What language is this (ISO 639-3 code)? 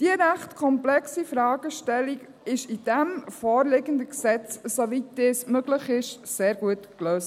gsw